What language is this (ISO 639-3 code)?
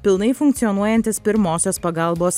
lit